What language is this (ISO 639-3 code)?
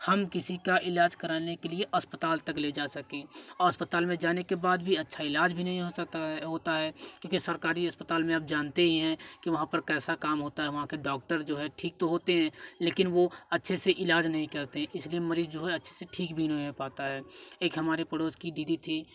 hin